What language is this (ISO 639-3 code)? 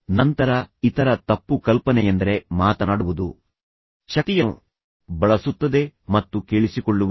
kan